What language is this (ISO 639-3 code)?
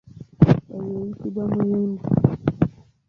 lug